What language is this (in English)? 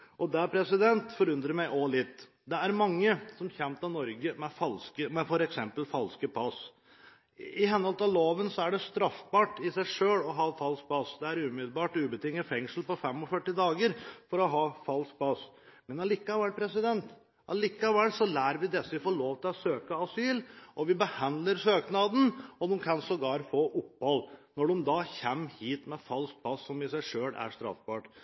Norwegian Bokmål